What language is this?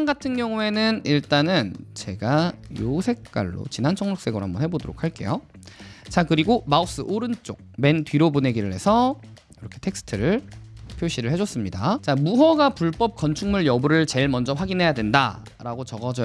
Korean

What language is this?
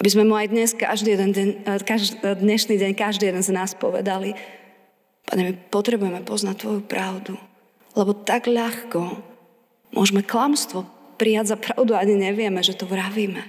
Slovak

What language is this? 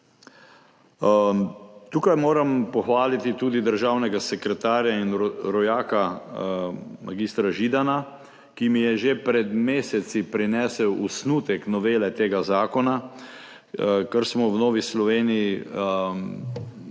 Slovenian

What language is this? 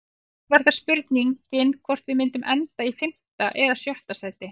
Icelandic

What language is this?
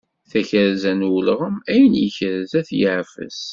Kabyle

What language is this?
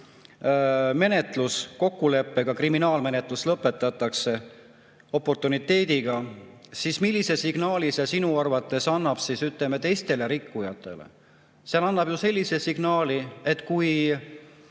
Estonian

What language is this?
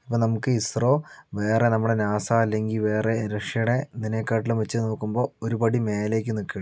Malayalam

